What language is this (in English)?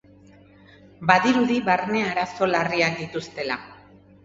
Basque